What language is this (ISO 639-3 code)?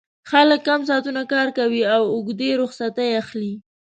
pus